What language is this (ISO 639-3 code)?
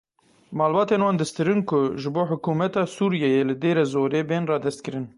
kur